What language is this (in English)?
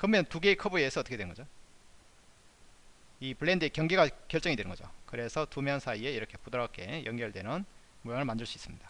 Korean